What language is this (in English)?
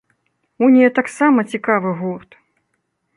Belarusian